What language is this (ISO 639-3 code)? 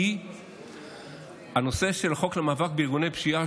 heb